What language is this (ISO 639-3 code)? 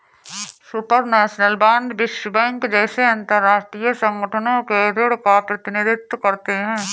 hin